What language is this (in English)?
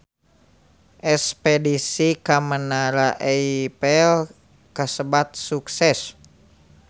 Sundanese